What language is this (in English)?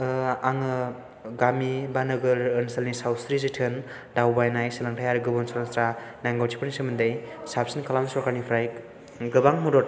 Bodo